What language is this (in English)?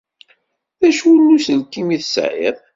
Kabyle